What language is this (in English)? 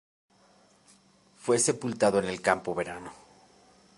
Spanish